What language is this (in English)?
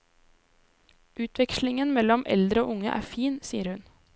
Norwegian